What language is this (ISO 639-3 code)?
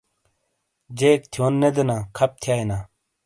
scl